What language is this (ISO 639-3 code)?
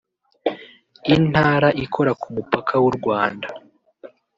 kin